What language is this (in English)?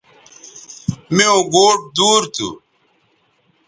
Bateri